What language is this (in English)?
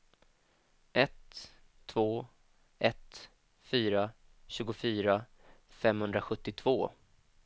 Swedish